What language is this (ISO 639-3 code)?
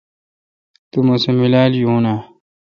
xka